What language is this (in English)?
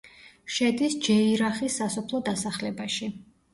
Georgian